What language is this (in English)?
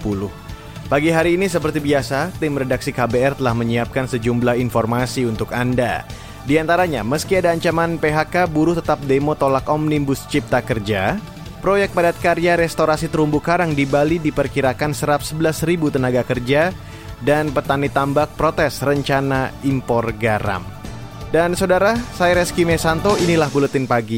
Indonesian